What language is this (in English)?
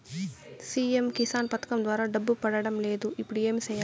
Telugu